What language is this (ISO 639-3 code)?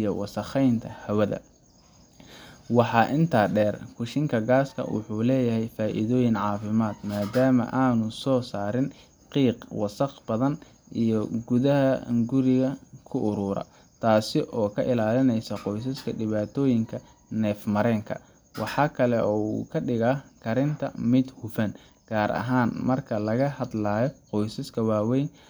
som